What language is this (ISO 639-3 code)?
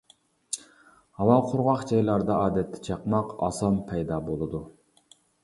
uig